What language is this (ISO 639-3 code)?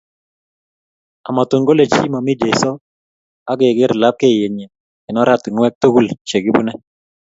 kln